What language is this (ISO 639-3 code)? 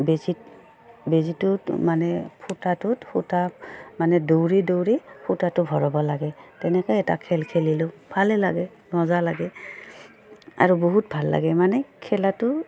asm